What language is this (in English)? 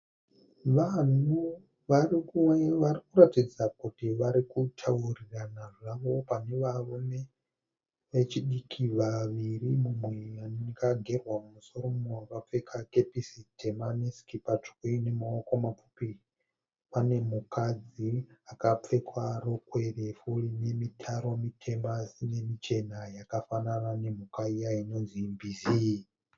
Shona